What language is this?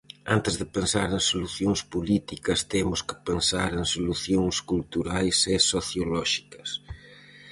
Galician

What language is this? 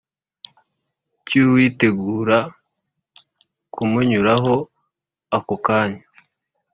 Kinyarwanda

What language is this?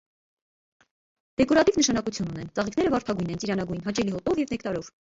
Armenian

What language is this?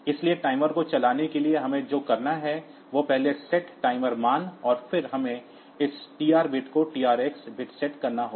Hindi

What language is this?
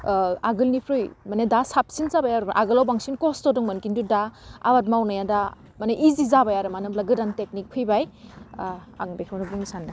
Bodo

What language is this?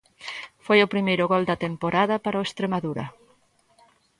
Galician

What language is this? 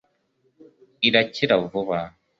Kinyarwanda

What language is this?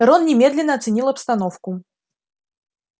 Russian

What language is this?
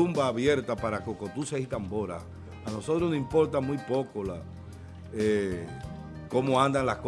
Spanish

